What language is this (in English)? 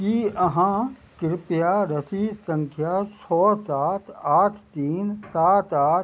Maithili